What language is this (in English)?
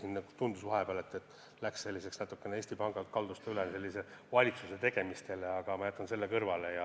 Estonian